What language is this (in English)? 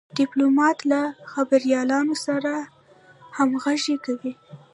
Pashto